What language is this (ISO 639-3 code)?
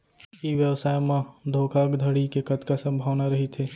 hne